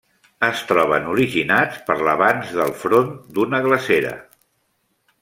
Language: Catalan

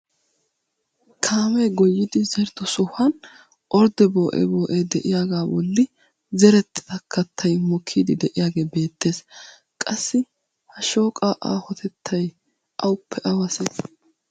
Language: Wolaytta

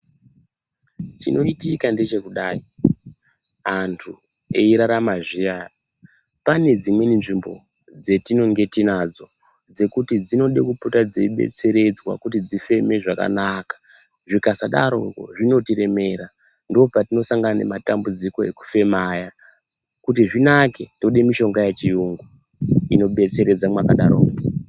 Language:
Ndau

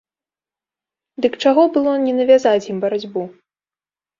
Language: Belarusian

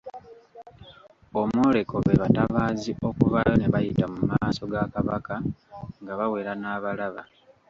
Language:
Ganda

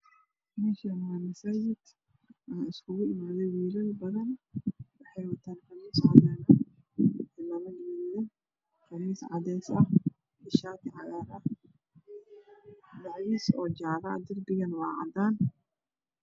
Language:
Somali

